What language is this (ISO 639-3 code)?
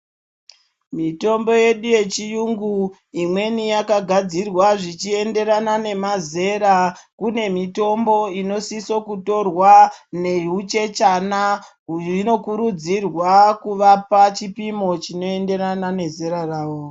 ndc